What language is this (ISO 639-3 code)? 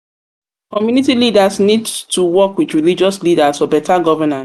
pcm